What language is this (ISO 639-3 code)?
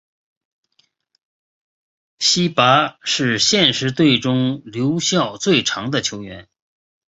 zho